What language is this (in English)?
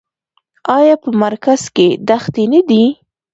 Pashto